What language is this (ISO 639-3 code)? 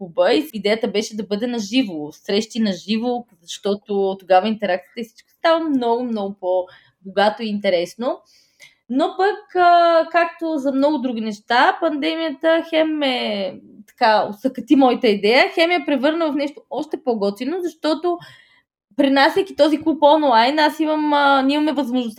bul